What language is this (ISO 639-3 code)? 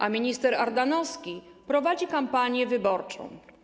pol